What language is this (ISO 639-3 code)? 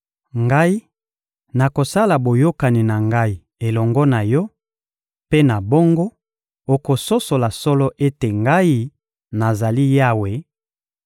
lin